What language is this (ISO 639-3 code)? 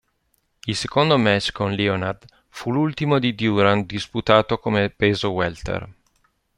ita